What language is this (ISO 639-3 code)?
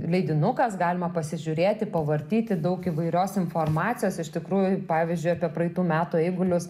lit